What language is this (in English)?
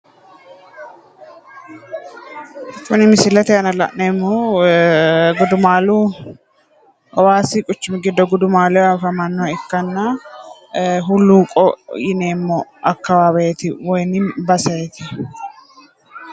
Sidamo